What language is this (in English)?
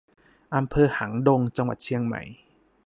Thai